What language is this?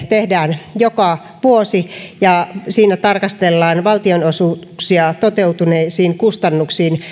Finnish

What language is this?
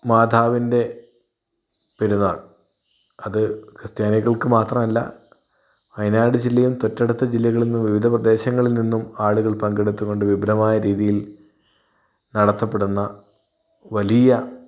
Malayalam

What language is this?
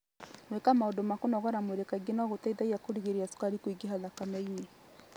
Kikuyu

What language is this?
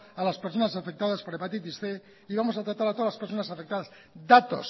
Spanish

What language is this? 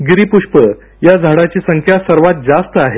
Marathi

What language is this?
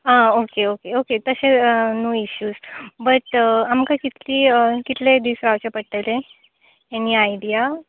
Konkani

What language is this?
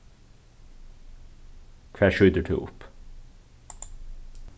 Faroese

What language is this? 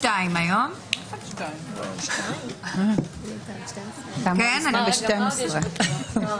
Hebrew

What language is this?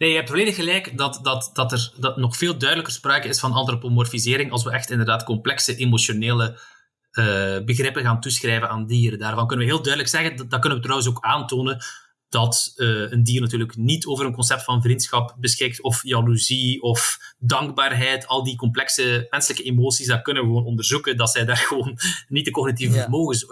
Dutch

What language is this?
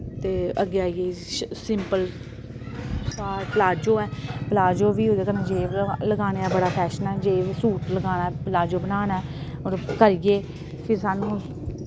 Dogri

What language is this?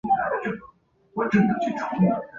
Chinese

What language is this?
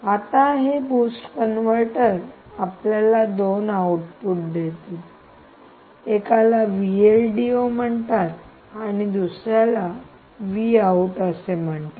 Marathi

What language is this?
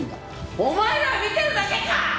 Japanese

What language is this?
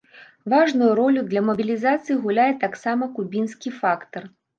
Belarusian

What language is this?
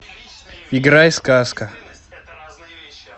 Russian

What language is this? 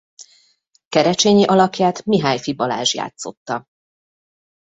Hungarian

